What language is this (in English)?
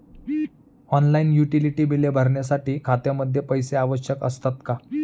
Marathi